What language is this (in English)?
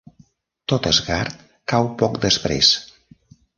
Catalan